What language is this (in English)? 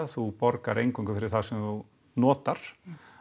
Icelandic